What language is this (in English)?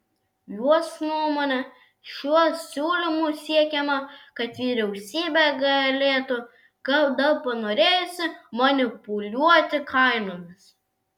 Lithuanian